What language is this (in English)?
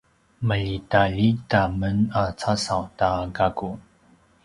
Paiwan